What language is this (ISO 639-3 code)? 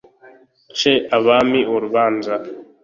kin